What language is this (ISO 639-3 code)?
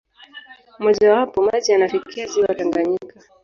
swa